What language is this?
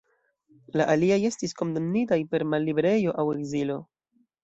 Esperanto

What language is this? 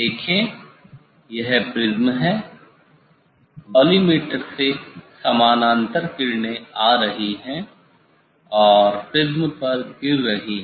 Hindi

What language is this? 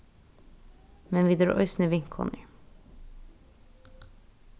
Faroese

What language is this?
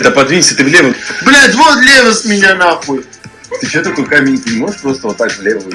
Russian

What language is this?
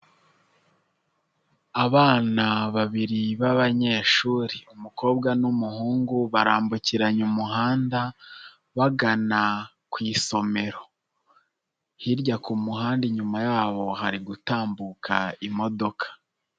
Kinyarwanda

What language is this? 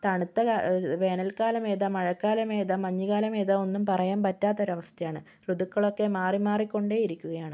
Malayalam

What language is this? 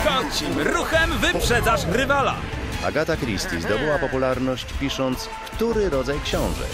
Polish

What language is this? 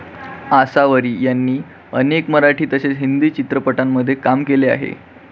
Marathi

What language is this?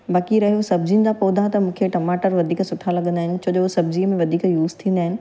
Sindhi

